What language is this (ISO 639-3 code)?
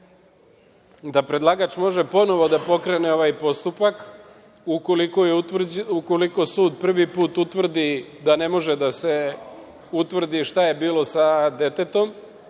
srp